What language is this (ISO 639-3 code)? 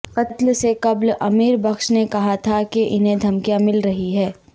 urd